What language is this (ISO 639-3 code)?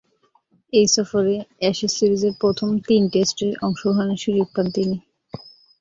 ben